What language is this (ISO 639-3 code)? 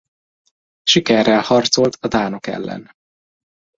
hun